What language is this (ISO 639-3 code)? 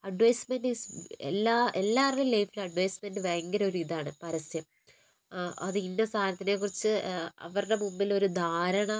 mal